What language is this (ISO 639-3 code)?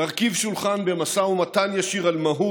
heb